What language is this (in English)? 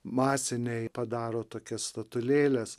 Lithuanian